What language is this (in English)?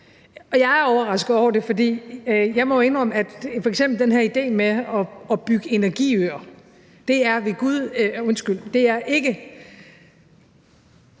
Danish